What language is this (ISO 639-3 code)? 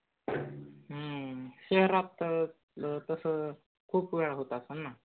mar